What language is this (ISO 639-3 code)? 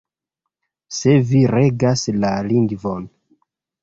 epo